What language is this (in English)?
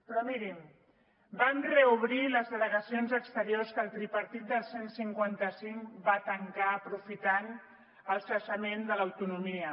Catalan